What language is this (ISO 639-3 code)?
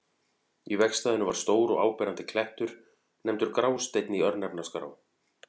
isl